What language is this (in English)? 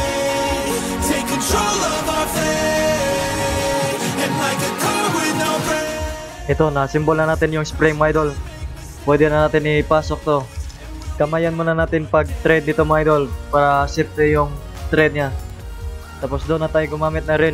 Filipino